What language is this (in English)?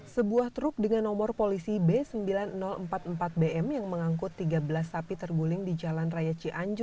Indonesian